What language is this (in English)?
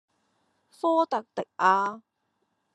Cantonese